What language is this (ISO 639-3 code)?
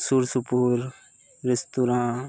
sat